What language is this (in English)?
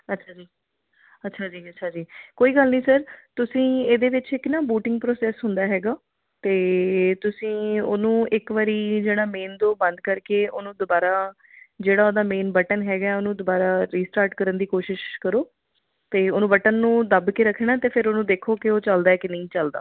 Punjabi